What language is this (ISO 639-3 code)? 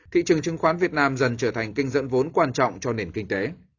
vie